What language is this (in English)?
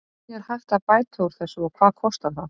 Icelandic